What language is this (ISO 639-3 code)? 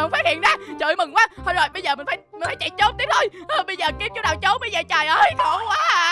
vie